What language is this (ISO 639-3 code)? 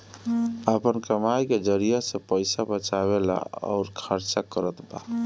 bho